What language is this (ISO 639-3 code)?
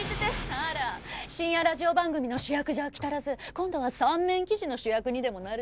jpn